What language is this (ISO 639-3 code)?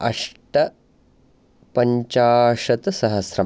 san